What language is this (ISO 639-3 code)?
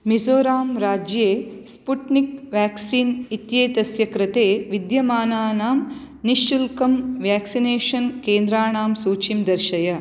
san